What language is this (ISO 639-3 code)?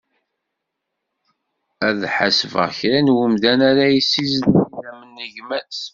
kab